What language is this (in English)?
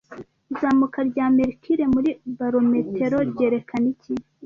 Kinyarwanda